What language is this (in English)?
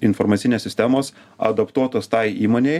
Lithuanian